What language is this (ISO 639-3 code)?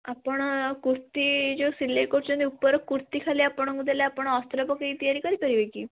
ori